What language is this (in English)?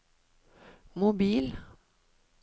Norwegian